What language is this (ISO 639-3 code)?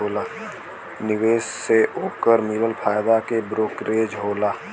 bho